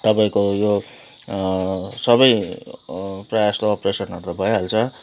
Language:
Nepali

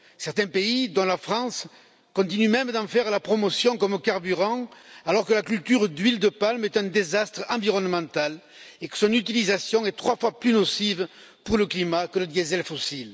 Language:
French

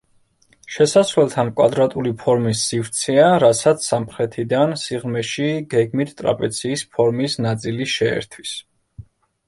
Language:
Georgian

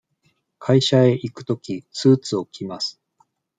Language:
Japanese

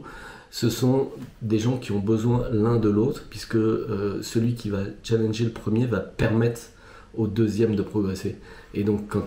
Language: French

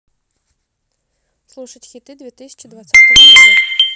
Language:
Russian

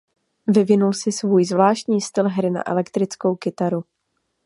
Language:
Czech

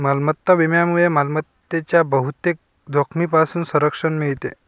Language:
Marathi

